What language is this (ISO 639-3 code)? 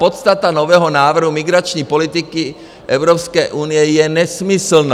ces